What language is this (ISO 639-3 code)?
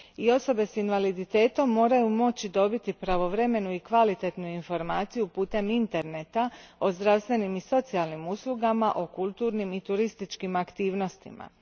hrv